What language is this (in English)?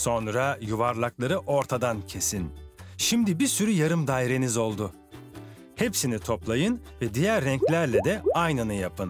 Turkish